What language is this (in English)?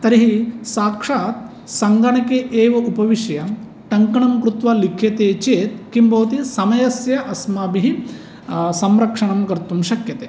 Sanskrit